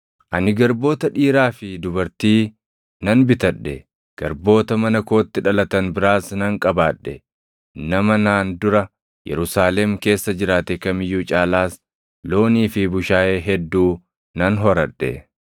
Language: Oromo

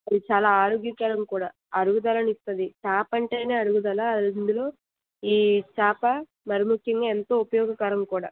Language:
Telugu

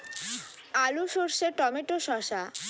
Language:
Bangla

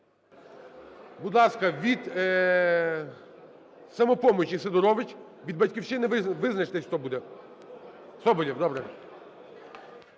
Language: Ukrainian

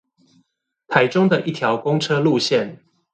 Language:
Chinese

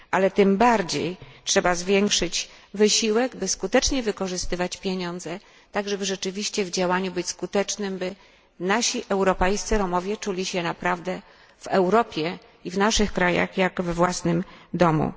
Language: Polish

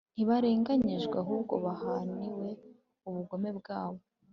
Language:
Kinyarwanda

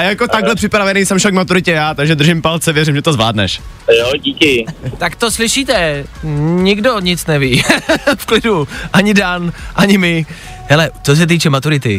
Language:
Czech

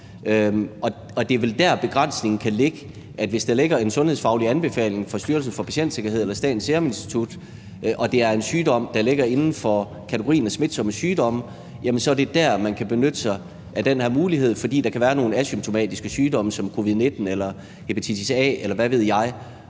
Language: Danish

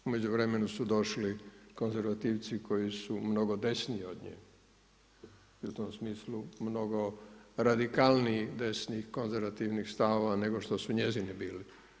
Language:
Croatian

